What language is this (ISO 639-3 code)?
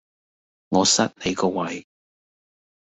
yue